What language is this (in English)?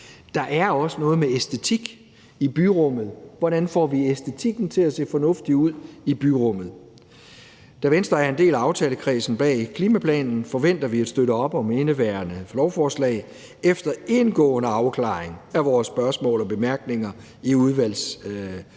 Danish